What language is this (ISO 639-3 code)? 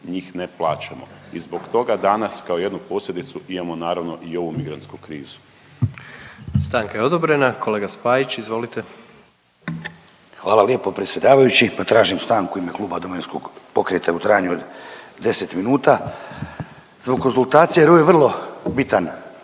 hrv